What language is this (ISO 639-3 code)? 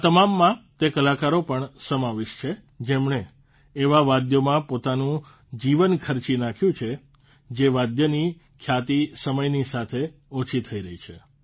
guj